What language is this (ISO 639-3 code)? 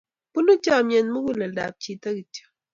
kln